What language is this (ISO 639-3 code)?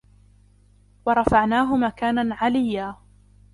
ara